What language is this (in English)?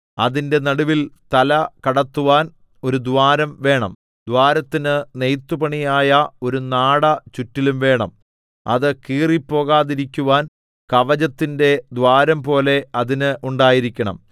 Malayalam